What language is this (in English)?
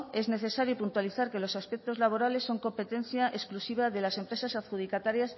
Spanish